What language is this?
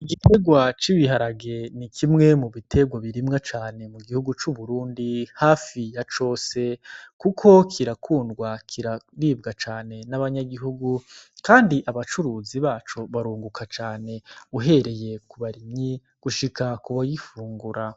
Rundi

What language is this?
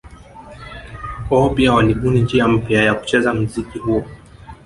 Swahili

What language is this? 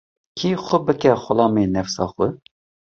Kurdish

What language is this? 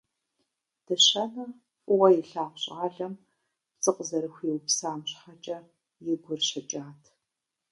Kabardian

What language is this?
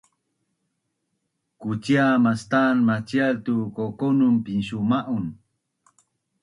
Bunun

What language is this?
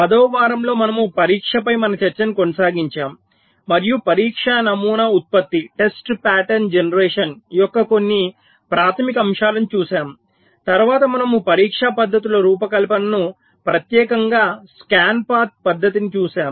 Telugu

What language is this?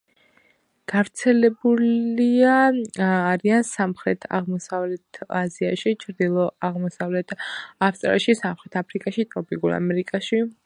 Georgian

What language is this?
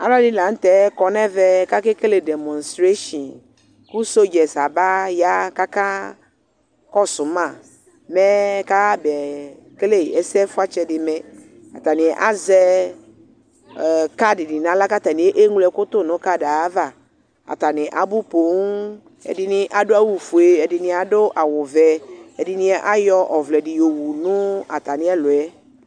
Ikposo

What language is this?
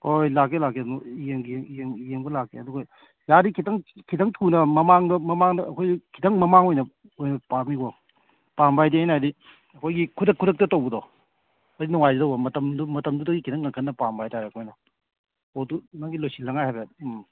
Manipuri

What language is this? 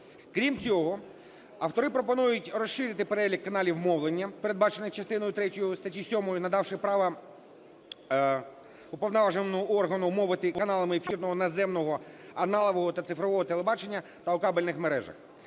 Ukrainian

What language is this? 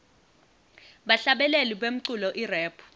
Swati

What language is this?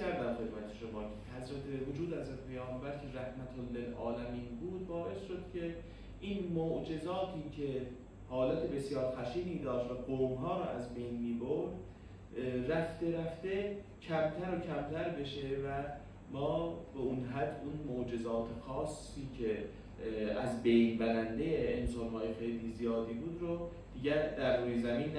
Persian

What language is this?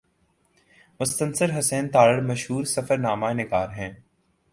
Urdu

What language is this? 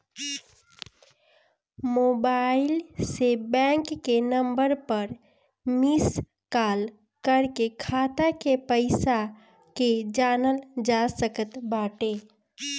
Bhojpuri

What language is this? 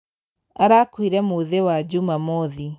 Kikuyu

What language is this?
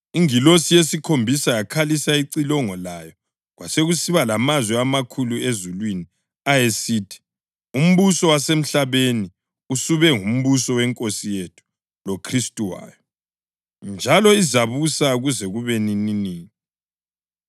North Ndebele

